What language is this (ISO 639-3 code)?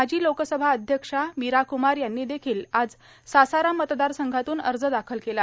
mar